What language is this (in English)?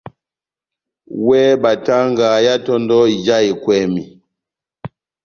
Batanga